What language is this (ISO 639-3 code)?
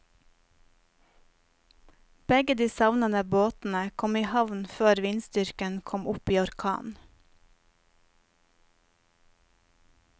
nor